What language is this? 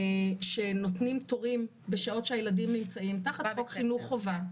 Hebrew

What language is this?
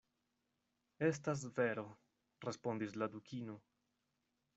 Esperanto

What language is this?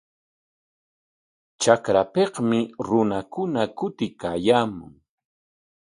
Corongo Ancash Quechua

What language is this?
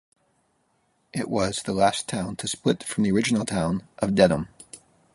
English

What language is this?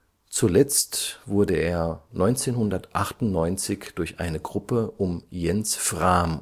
German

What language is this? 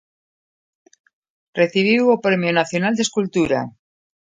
Galician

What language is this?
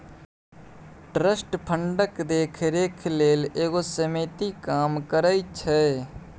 Maithili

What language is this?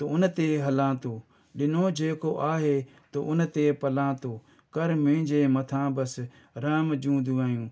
Sindhi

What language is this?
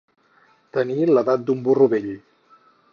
Catalan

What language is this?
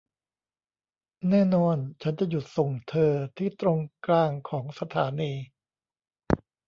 Thai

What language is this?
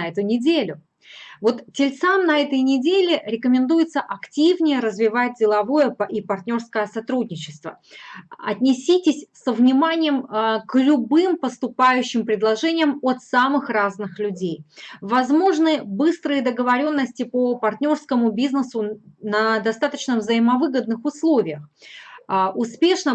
Russian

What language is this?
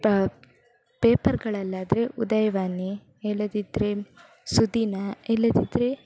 Kannada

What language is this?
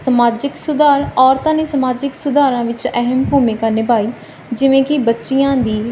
Punjabi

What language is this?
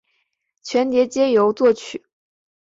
Chinese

